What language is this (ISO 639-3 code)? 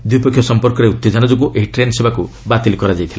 ori